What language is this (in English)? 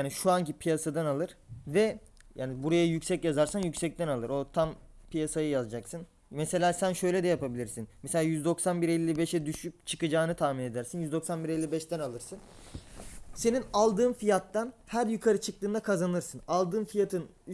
Turkish